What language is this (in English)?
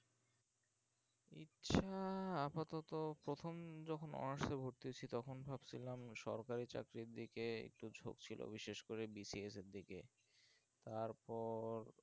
Bangla